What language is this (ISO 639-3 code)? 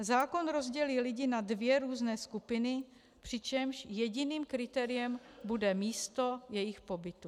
ces